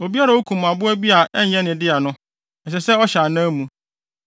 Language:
Akan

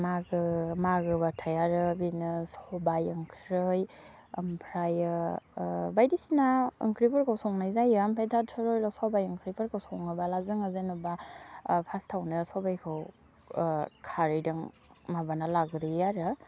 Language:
Bodo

